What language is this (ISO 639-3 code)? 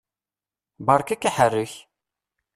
kab